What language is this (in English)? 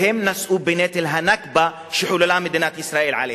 Hebrew